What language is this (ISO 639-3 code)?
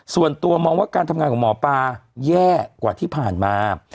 tha